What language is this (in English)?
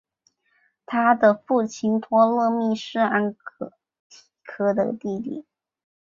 Chinese